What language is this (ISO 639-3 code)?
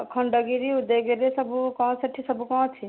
ori